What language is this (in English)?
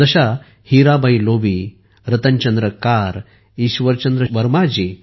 Marathi